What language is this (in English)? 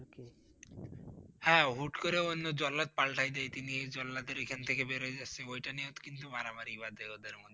Bangla